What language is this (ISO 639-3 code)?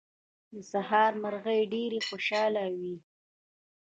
pus